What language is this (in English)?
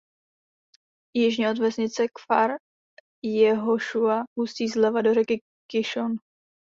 Czech